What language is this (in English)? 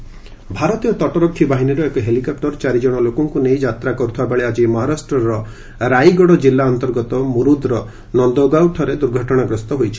Odia